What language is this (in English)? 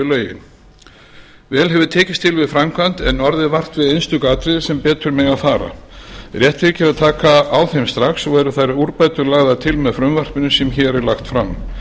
Icelandic